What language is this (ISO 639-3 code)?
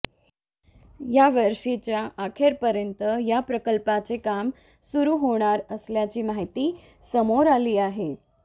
mar